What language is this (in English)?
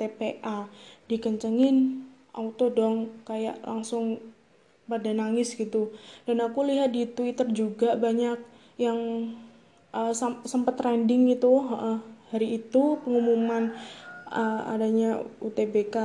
Indonesian